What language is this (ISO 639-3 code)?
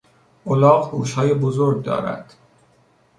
fas